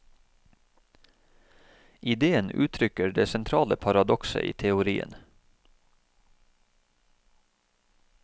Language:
Norwegian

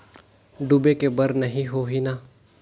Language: Chhattisgarhi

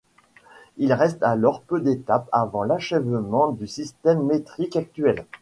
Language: French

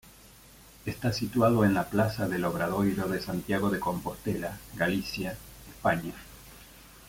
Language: Spanish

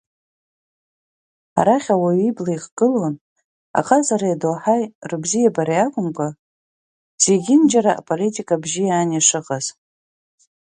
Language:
Abkhazian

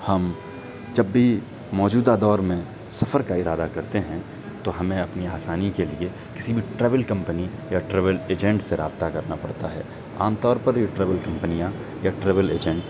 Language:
Urdu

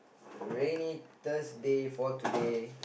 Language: English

